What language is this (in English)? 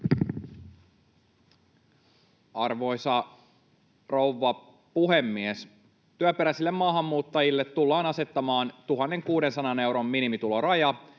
Finnish